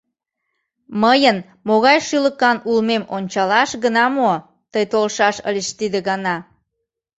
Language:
Mari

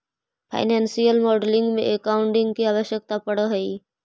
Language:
Magahi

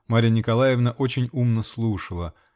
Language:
Russian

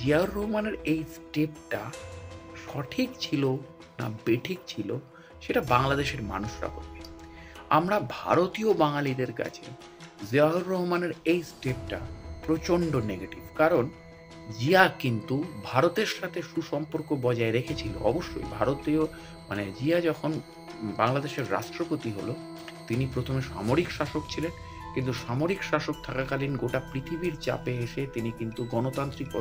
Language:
Bangla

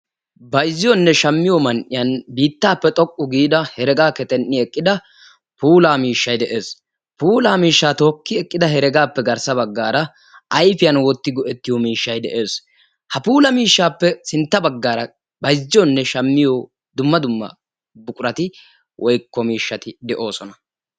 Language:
Wolaytta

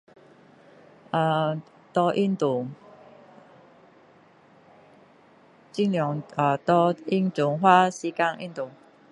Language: Min Dong Chinese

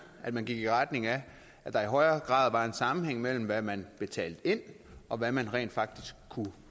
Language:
Danish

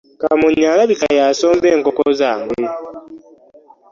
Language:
Ganda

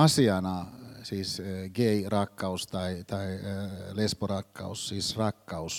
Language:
Finnish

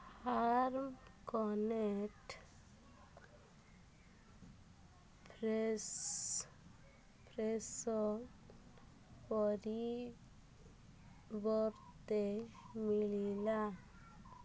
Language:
Odia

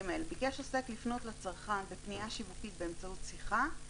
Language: Hebrew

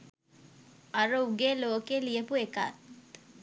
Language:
Sinhala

